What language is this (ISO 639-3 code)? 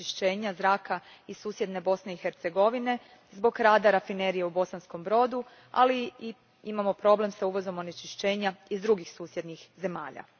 hrv